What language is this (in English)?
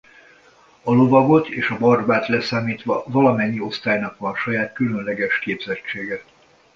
Hungarian